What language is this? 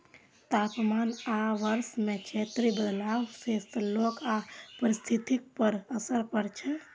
Maithili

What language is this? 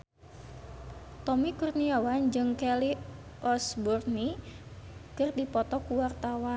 Sundanese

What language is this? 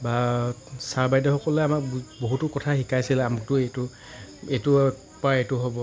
Assamese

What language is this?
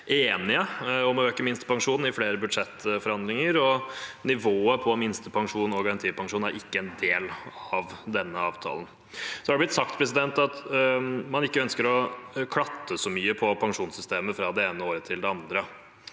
Norwegian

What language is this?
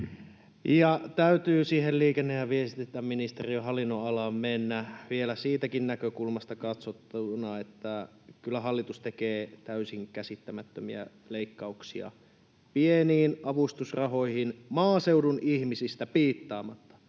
Finnish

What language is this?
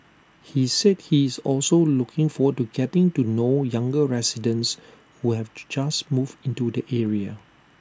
English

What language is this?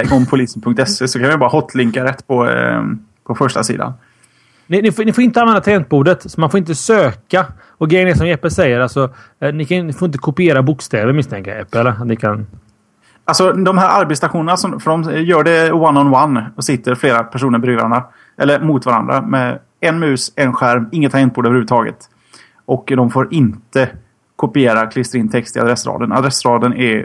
Swedish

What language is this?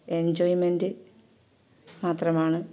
Malayalam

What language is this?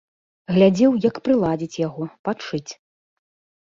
Belarusian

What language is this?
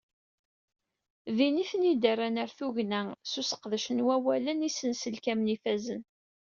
Kabyle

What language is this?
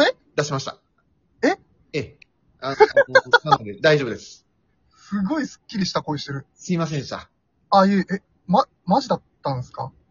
Japanese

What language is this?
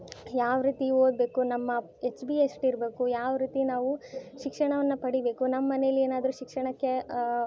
Kannada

